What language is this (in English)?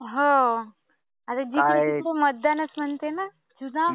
Marathi